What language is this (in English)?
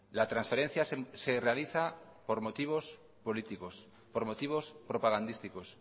Spanish